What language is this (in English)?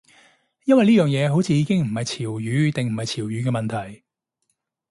Cantonese